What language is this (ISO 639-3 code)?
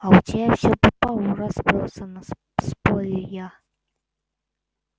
rus